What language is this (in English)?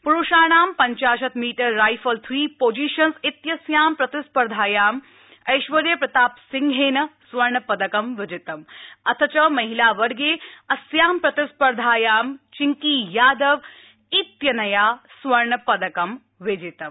Sanskrit